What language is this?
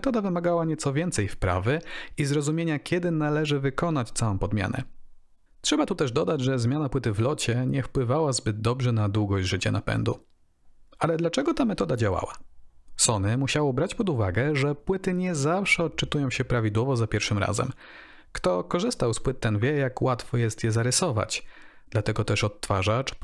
Polish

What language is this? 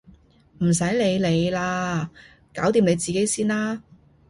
Cantonese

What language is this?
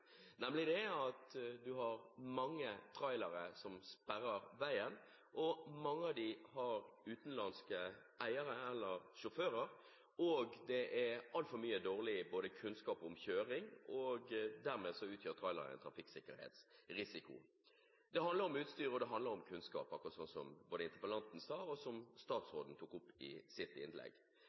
Norwegian Bokmål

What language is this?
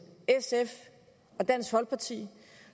Danish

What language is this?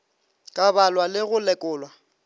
Northern Sotho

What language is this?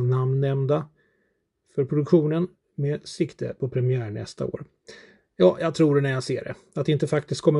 Swedish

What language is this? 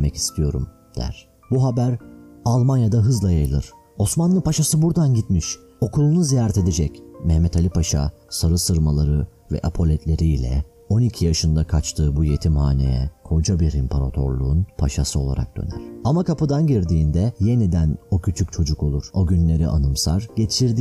Turkish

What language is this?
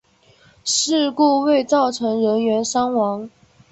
Chinese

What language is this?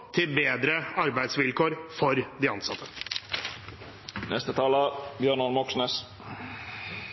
Norwegian Bokmål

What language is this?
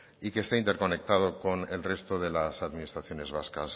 Spanish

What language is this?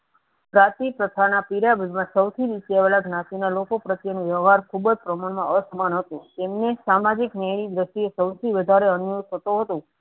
Gujarati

